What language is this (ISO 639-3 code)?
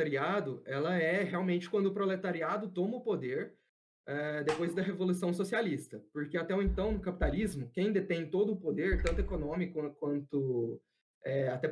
por